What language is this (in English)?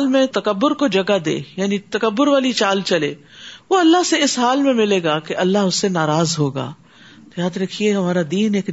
Urdu